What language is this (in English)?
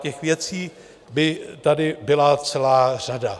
Czech